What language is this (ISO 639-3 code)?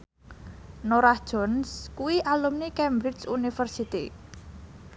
jav